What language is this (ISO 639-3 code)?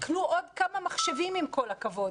heb